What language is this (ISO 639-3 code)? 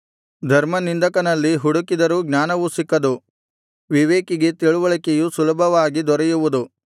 kan